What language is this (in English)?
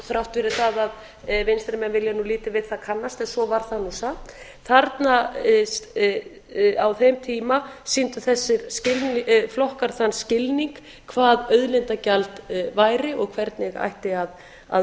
Icelandic